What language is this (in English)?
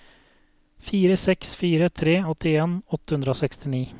Norwegian